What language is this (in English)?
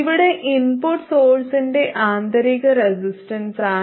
Malayalam